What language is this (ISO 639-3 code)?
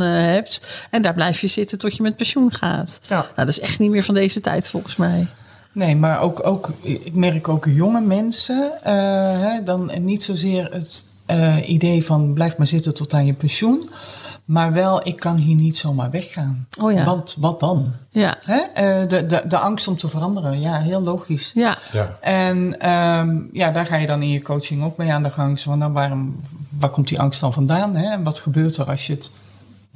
nld